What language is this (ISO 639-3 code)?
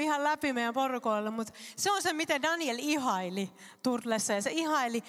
fin